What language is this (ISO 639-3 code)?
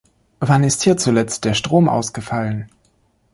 deu